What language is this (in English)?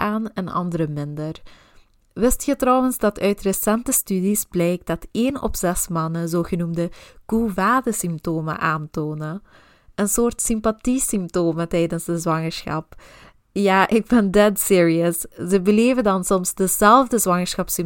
Dutch